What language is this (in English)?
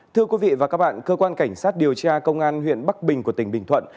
Vietnamese